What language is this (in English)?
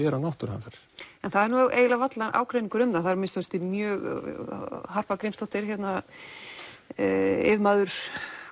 Icelandic